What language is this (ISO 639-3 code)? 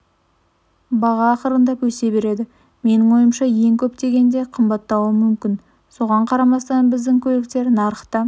kaz